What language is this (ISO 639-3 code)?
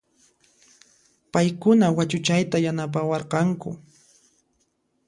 qxp